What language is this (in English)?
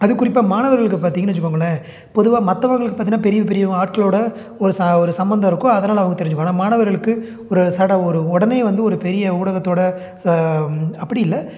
Tamil